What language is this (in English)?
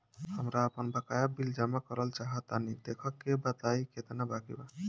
Bhojpuri